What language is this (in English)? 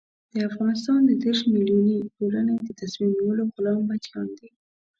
Pashto